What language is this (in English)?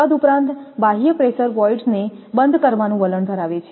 Gujarati